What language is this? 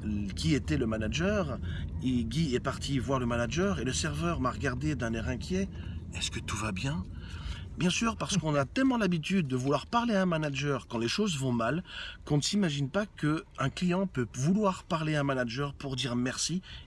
French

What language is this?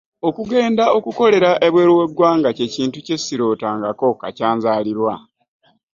Ganda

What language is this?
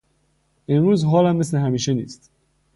Persian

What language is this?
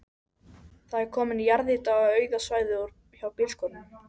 Icelandic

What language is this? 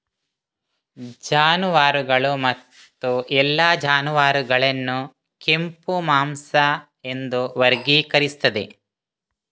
Kannada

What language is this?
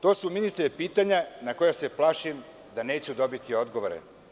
Serbian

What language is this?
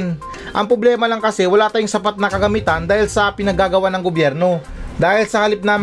Filipino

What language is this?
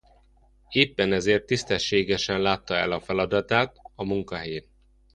Hungarian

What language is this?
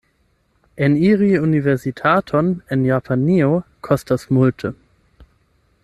Esperanto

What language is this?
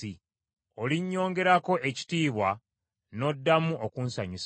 Ganda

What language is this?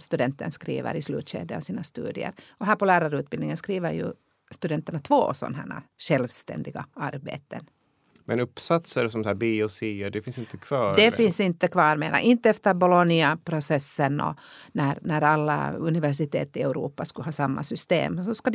Swedish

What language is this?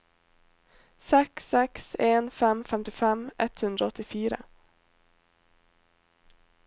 Norwegian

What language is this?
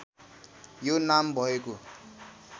Nepali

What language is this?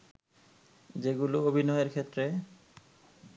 Bangla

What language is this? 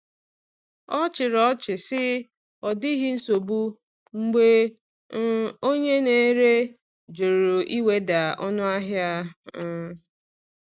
Igbo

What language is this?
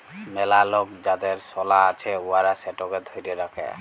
Bangla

